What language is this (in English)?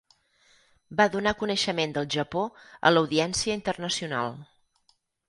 Catalan